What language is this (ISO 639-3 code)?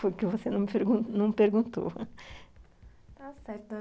por